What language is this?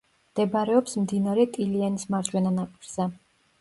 Georgian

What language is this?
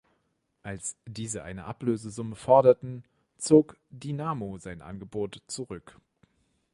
German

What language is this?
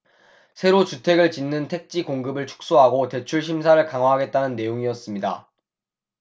Korean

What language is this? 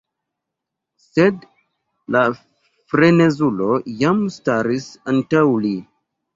Esperanto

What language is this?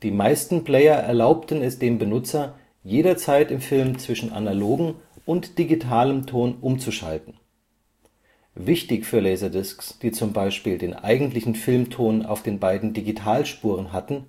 German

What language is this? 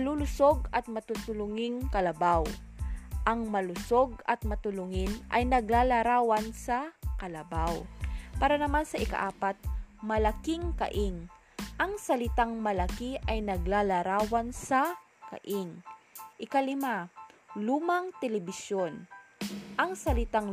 Filipino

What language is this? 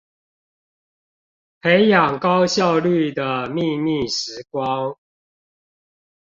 Chinese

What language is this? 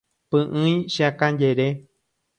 Guarani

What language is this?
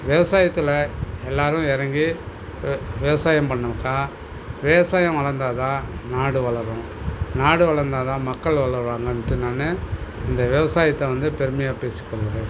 Tamil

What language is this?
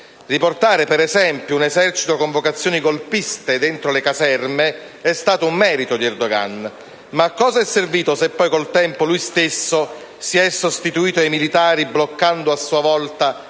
Italian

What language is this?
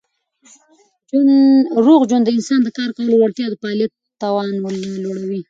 Pashto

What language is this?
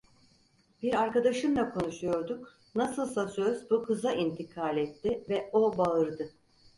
Turkish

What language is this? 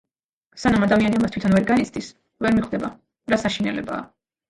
Georgian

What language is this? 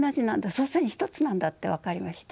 Japanese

